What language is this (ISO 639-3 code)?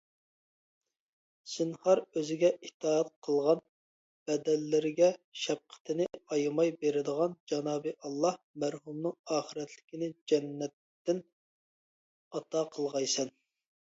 uig